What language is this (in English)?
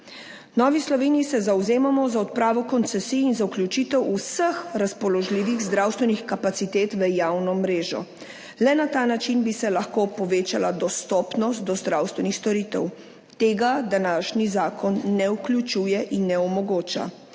Slovenian